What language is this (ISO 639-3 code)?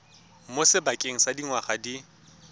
tsn